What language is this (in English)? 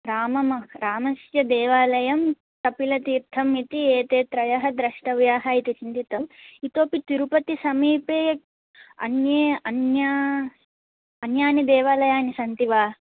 Sanskrit